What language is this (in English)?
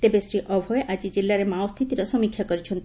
Odia